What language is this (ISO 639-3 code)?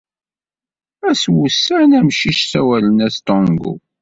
kab